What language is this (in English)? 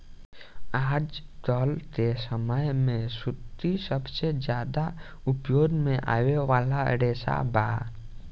Bhojpuri